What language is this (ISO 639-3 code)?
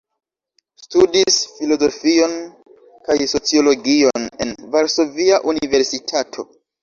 epo